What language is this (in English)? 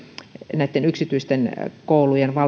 Finnish